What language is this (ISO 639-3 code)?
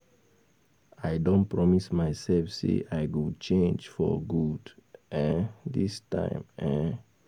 pcm